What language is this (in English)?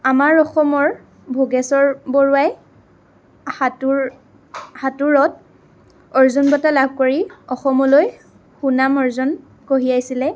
Assamese